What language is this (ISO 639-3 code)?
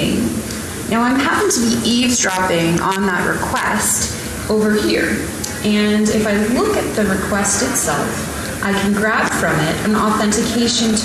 eng